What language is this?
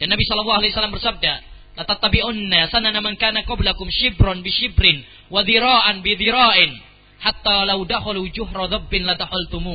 Malay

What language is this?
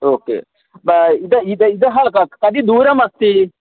Sanskrit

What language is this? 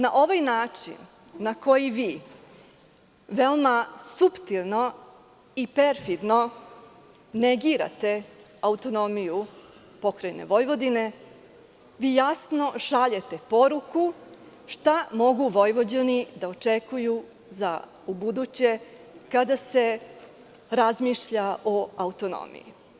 Serbian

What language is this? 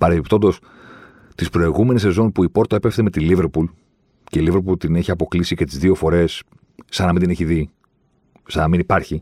Greek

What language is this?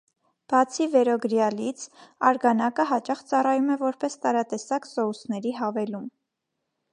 Armenian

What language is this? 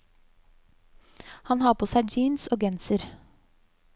Norwegian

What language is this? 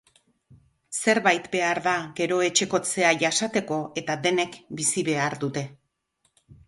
Basque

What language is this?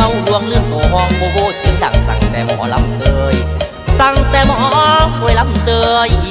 Thai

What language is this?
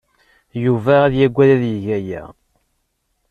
Kabyle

